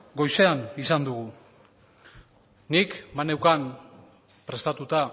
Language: Basque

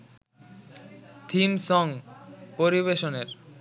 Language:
Bangla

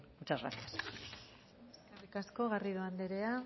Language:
Basque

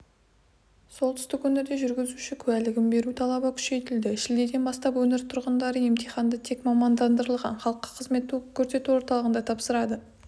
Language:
Kazakh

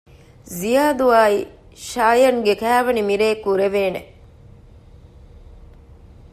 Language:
Divehi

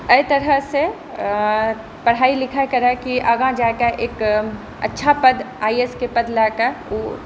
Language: Maithili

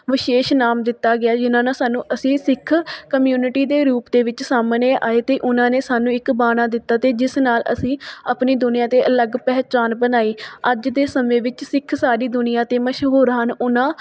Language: Punjabi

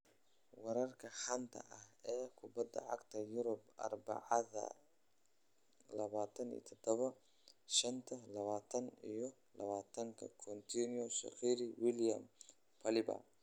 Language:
Somali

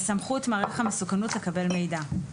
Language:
Hebrew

